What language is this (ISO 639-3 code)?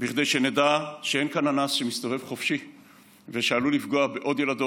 heb